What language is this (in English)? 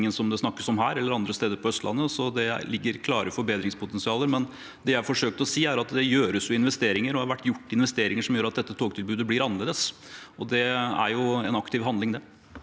Norwegian